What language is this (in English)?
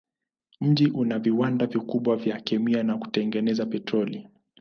Swahili